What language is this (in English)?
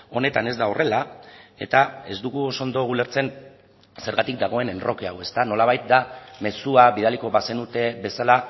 Basque